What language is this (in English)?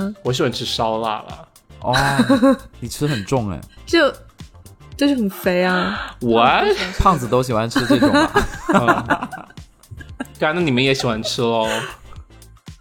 Chinese